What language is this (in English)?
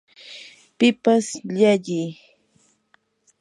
Yanahuanca Pasco Quechua